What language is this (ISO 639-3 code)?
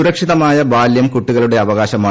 mal